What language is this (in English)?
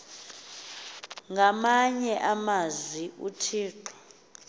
Xhosa